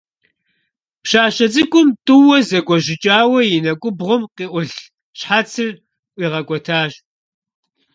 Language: Kabardian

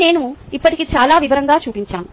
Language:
Telugu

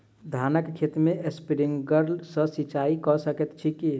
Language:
Maithili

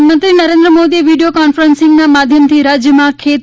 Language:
Gujarati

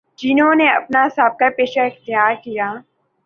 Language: Urdu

